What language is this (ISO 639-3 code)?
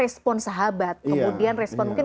ind